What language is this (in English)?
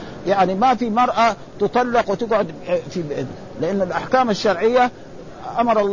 Arabic